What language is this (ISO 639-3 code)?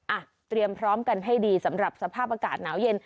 tha